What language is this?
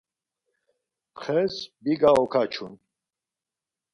Laz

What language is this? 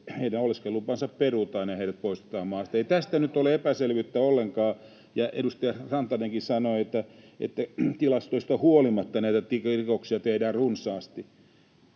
Finnish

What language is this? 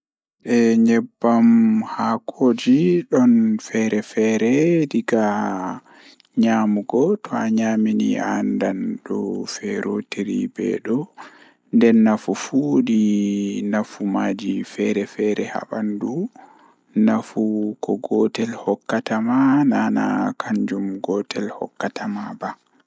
Fula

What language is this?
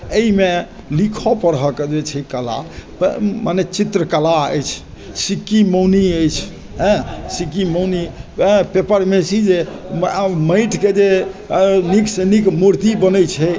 Maithili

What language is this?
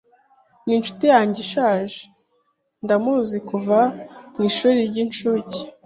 Kinyarwanda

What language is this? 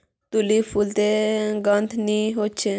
Magahi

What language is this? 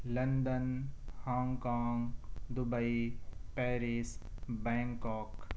Urdu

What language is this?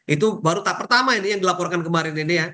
Indonesian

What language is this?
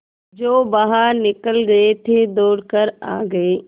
Hindi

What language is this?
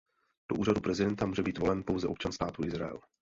Czech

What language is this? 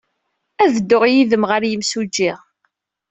Kabyle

